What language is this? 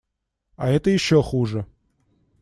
Russian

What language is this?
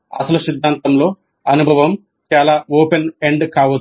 Telugu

